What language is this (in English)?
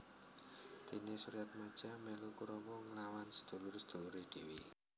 Javanese